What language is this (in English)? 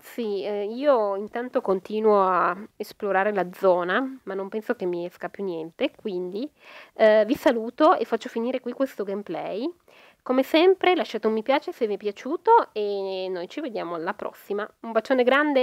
Italian